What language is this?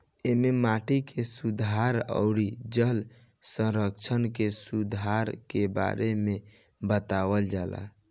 Bhojpuri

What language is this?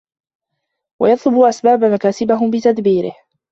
Arabic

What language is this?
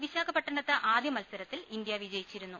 Malayalam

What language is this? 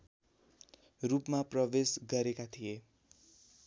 Nepali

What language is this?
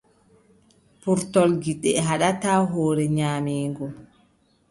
Adamawa Fulfulde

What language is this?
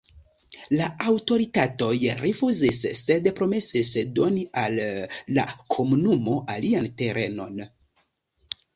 Esperanto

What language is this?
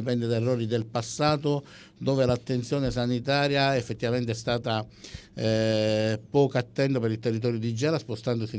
Italian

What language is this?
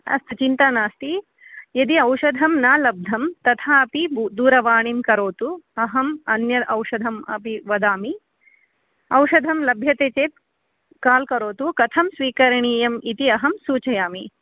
Sanskrit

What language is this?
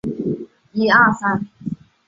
Chinese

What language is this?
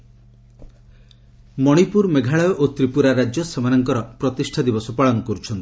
Odia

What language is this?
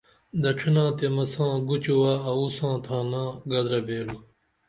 Dameli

